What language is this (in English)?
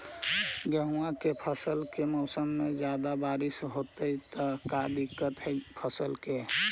Magahi